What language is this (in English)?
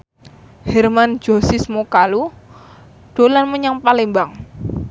Javanese